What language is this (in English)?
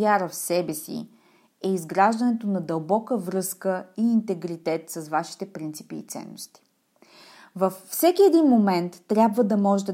Bulgarian